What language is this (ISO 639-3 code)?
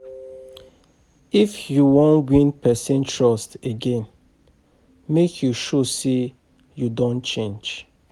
pcm